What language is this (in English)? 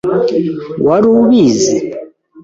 Kinyarwanda